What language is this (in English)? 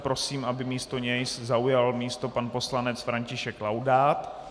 Czech